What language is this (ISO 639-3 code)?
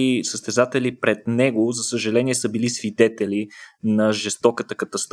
bul